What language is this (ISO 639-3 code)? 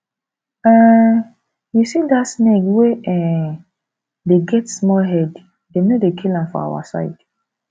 pcm